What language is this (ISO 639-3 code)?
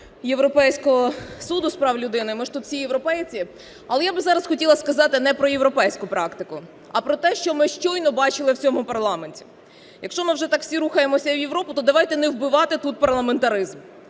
ukr